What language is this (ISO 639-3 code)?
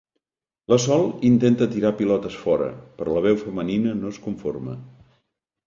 cat